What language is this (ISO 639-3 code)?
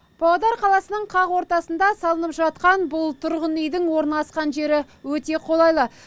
kaz